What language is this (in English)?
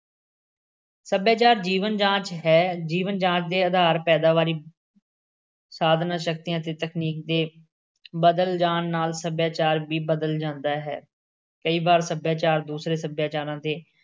Punjabi